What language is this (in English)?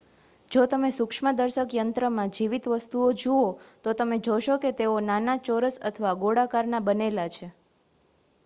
Gujarati